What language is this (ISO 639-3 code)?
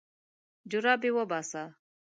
pus